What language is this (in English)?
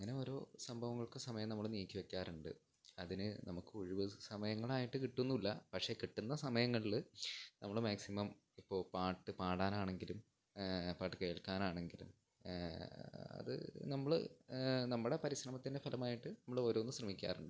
Malayalam